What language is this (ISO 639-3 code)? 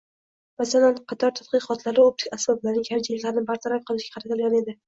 uzb